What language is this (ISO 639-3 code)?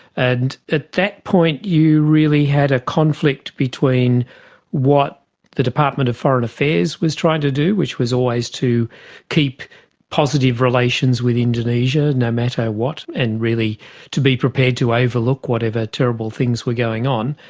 eng